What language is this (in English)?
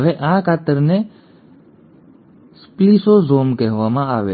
Gujarati